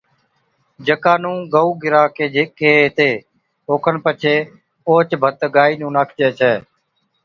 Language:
Od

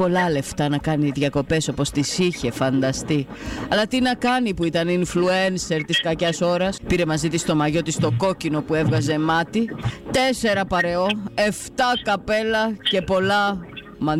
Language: Greek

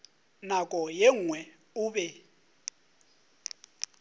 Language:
Northern Sotho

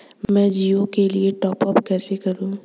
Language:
Hindi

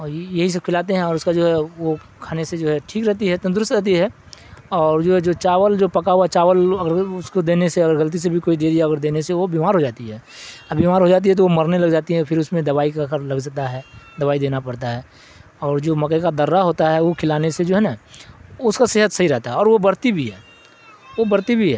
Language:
Urdu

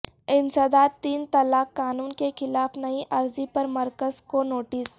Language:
Urdu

